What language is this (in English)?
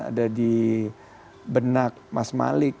Indonesian